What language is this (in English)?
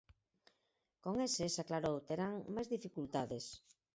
Galician